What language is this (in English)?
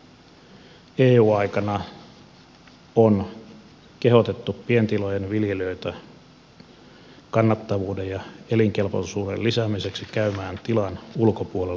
Finnish